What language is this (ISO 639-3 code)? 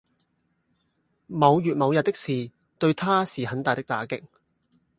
yue